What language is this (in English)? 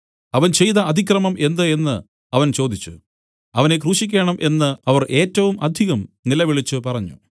Malayalam